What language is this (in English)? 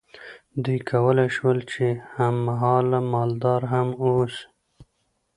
Pashto